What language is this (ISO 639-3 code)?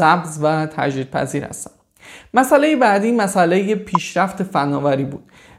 fas